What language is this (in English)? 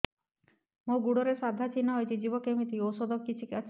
Odia